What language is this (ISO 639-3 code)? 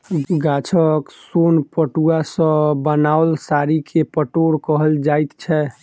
mai